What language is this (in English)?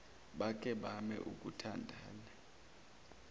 Zulu